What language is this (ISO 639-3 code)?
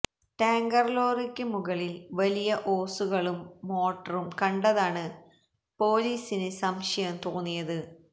mal